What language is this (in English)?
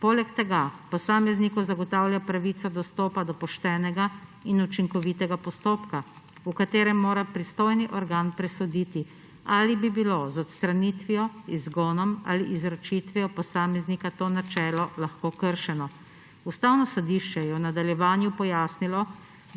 Slovenian